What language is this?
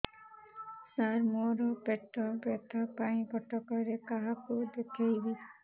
Odia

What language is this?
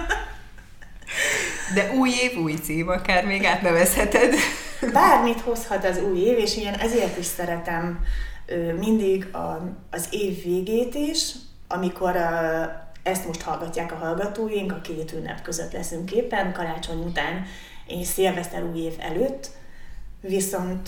Hungarian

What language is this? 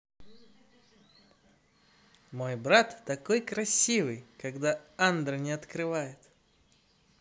Russian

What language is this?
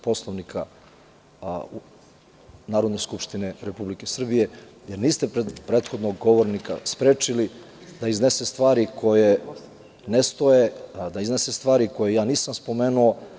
Serbian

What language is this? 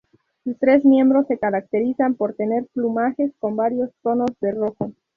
Spanish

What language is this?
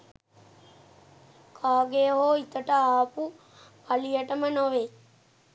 Sinhala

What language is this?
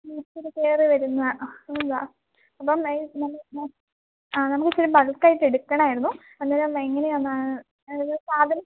Malayalam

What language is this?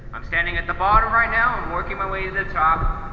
English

